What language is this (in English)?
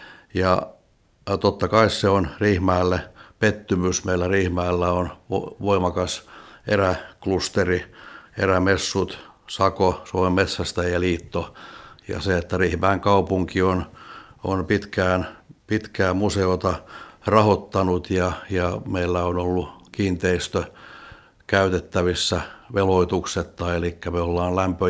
Finnish